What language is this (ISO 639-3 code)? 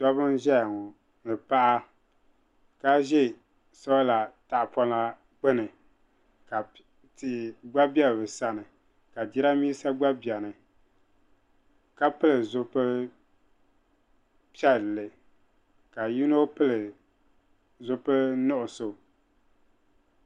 dag